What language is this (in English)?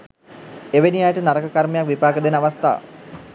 Sinhala